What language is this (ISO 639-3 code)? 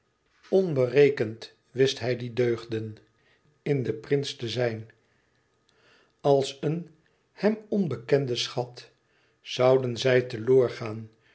nld